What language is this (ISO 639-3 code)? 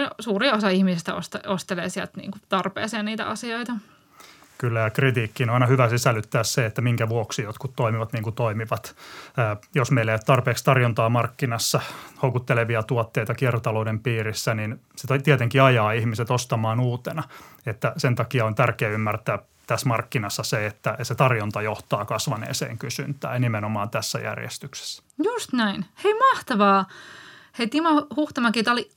fin